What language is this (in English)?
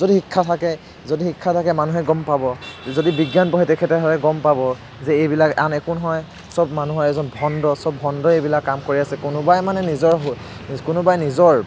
Assamese